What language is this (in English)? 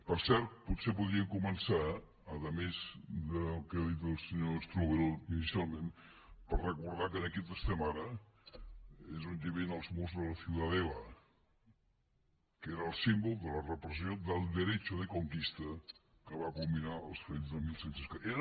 Catalan